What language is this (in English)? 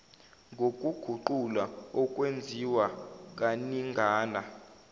Zulu